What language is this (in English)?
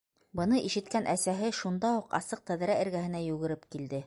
Bashkir